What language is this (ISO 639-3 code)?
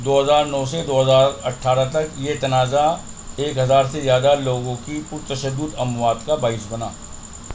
urd